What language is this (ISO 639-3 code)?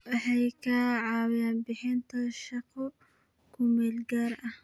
som